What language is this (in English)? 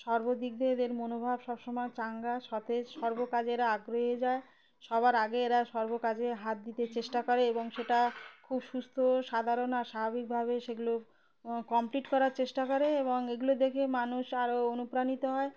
Bangla